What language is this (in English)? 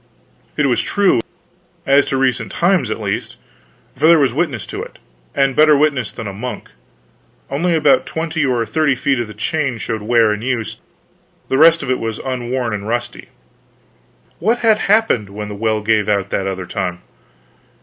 English